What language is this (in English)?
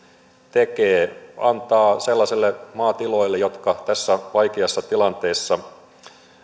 Finnish